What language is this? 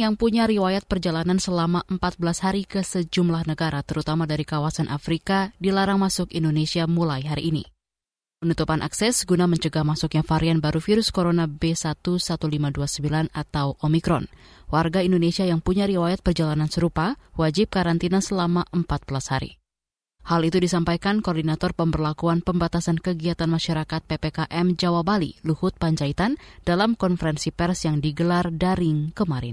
Indonesian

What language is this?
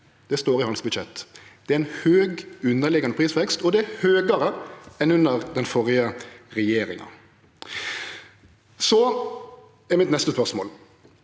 Norwegian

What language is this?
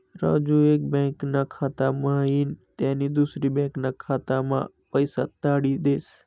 Marathi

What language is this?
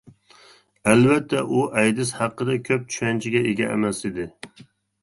Uyghur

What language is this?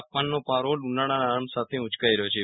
Gujarati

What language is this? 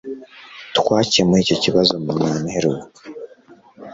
Kinyarwanda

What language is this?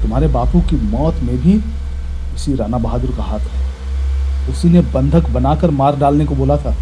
Hindi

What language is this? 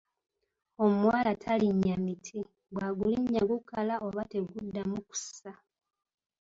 Ganda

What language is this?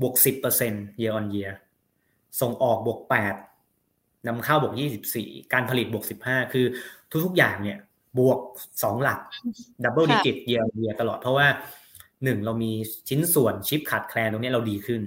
Thai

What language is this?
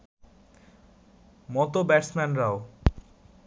Bangla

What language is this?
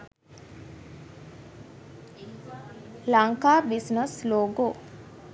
Sinhala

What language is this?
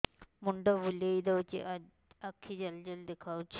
Odia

